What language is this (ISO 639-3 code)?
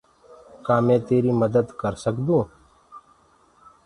ggg